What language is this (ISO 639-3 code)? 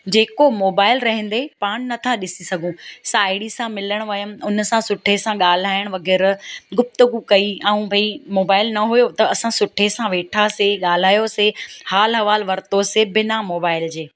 snd